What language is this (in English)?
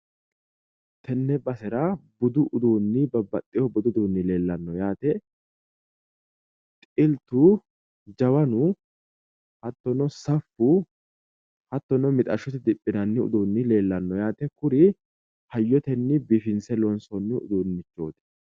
Sidamo